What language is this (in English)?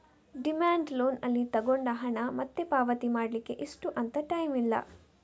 Kannada